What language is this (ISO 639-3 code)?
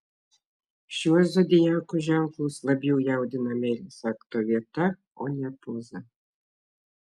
lit